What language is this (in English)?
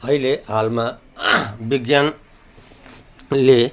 Nepali